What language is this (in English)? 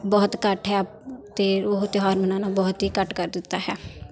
Punjabi